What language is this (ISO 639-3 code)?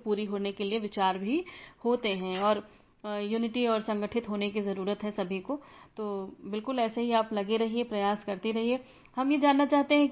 hin